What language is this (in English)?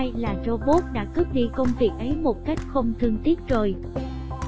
Vietnamese